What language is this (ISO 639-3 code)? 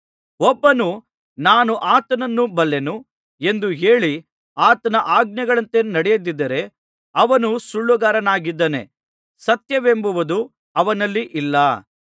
kan